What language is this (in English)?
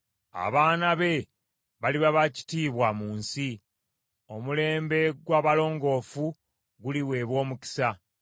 Ganda